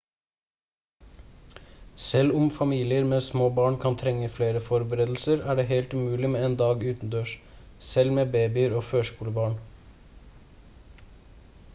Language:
Norwegian Bokmål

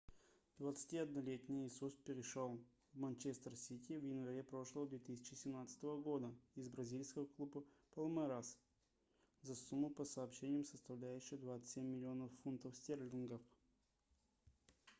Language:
Russian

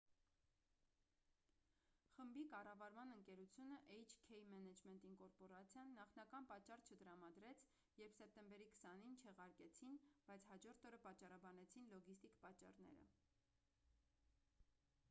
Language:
Armenian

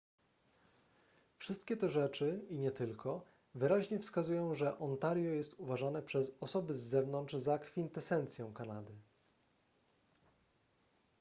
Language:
Polish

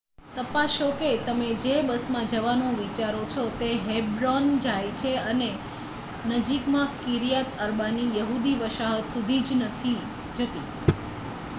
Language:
Gujarati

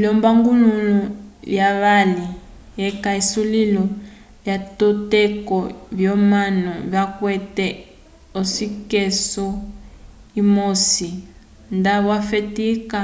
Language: Umbundu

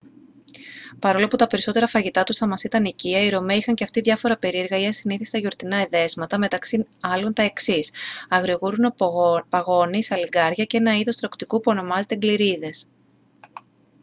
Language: Greek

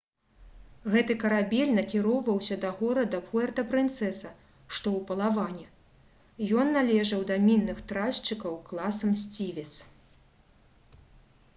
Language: Belarusian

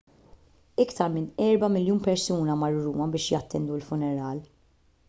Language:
Maltese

